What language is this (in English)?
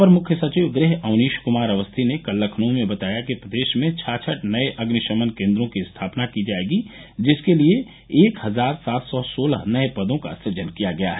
Hindi